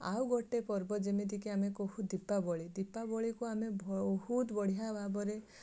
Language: Odia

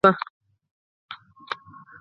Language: Pashto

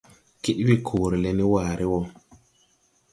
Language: Tupuri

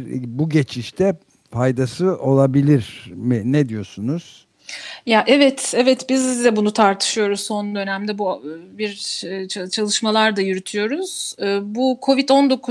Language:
Turkish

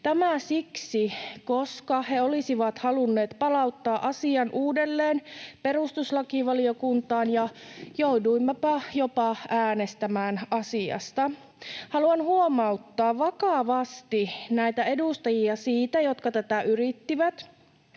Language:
Finnish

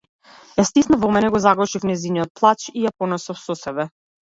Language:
Macedonian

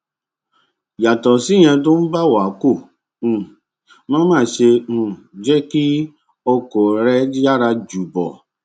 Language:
Yoruba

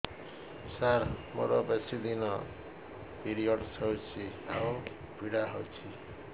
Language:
Odia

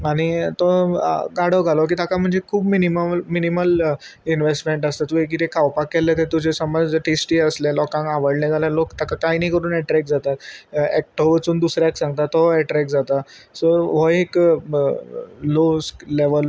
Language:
Konkani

